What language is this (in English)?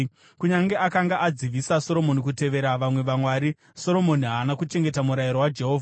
Shona